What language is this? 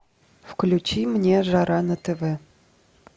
Russian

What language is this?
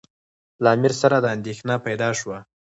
Pashto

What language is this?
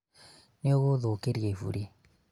Kikuyu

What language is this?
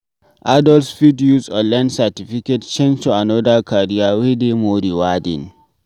Nigerian Pidgin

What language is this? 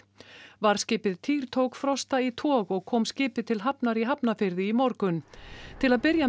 Icelandic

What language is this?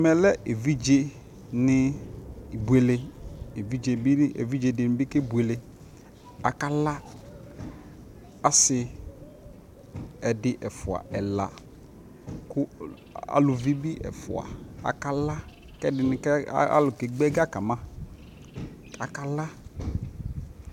Ikposo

